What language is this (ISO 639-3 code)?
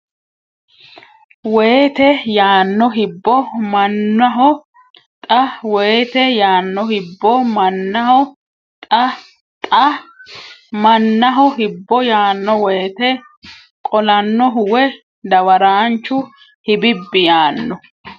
sid